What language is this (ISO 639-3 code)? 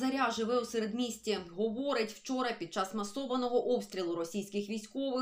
ukr